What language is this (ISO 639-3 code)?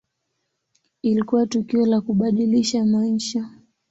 swa